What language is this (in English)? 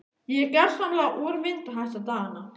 Icelandic